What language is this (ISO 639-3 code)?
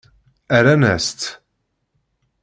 kab